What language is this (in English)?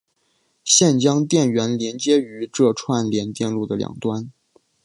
Chinese